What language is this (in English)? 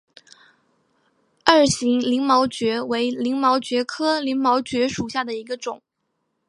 Chinese